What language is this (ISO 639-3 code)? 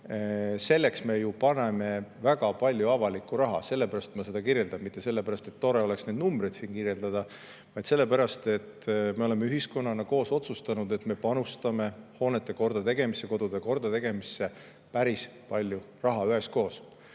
est